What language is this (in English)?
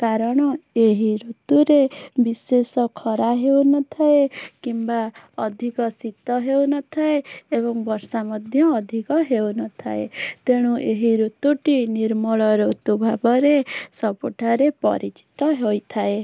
Odia